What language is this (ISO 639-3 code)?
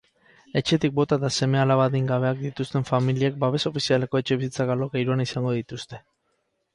eus